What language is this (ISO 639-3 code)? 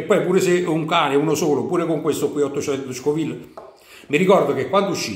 ita